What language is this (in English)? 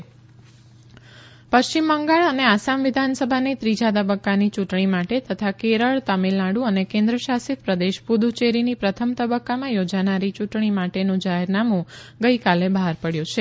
Gujarati